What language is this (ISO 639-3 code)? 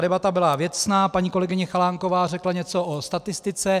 ces